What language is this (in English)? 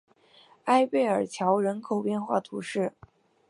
Chinese